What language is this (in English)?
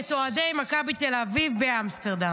Hebrew